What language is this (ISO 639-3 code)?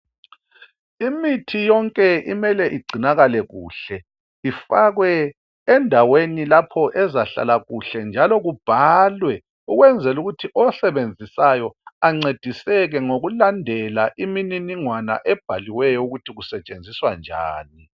nde